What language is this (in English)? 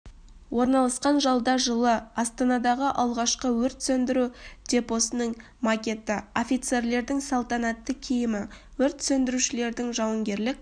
Kazakh